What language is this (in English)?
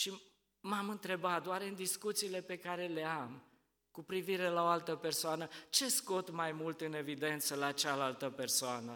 Romanian